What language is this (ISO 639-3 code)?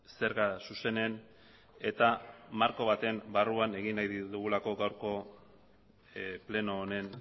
eus